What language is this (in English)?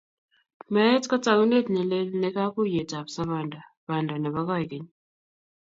Kalenjin